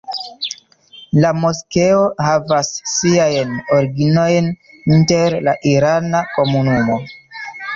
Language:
Esperanto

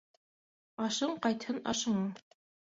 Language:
Bashkir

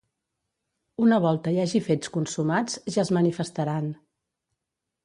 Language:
Catalan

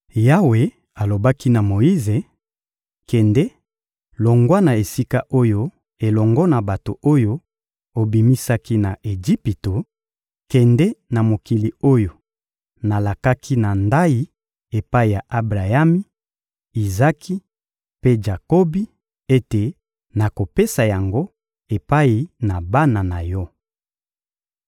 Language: Lingala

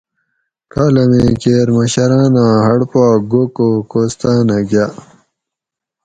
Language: Gawri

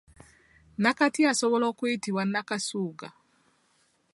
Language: Ganda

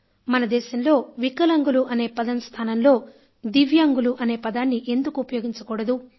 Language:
Telugu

